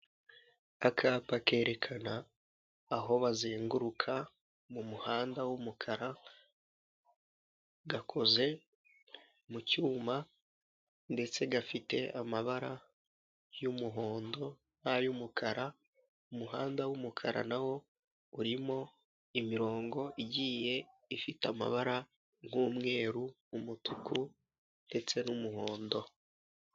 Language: Kinyarwanda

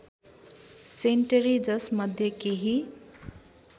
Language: Nepali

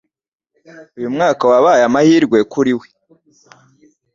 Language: Kinyarwanda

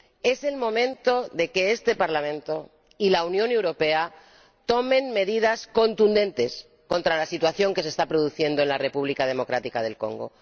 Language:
Spanish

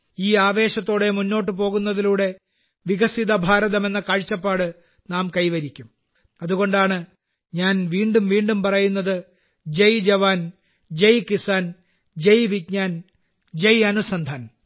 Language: Malayalam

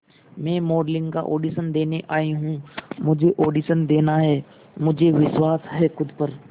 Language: Hindi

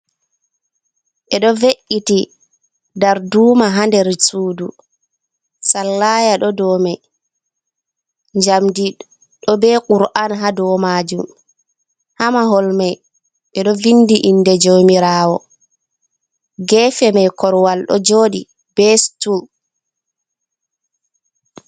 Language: Fula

